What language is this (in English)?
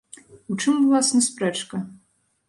Belarusian